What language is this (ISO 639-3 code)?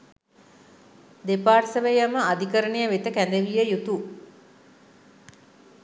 sin